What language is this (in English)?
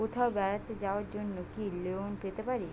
Bangla